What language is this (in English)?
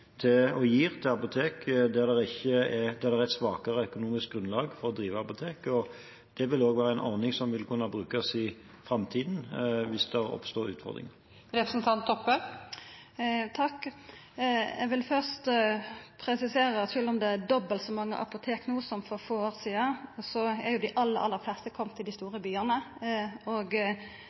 Norwegian